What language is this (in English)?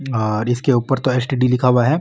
Marwari